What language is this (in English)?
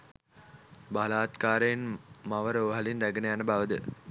Sinhala